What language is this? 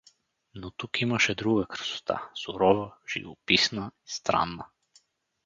Bulgarian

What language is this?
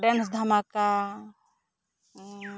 Santali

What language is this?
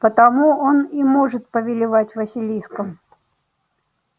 Russian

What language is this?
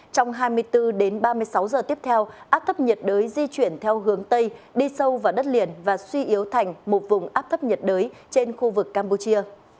Vietnamese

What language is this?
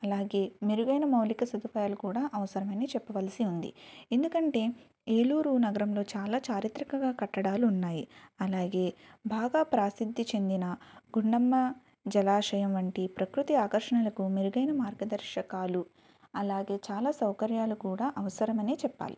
Telugu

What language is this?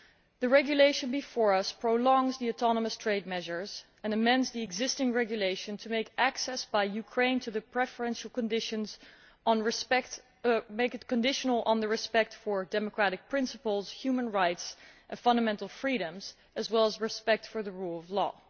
English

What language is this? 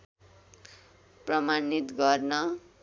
Nepali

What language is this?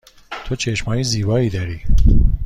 Persian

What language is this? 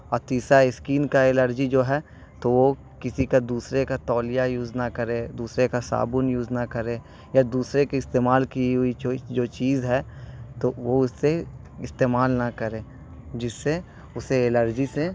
Urdu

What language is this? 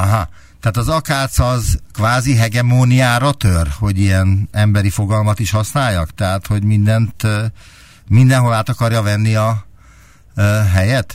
Hungarian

